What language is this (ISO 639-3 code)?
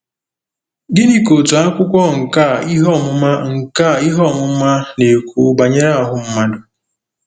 ibo